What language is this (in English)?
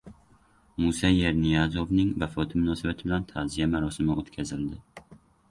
Uzbek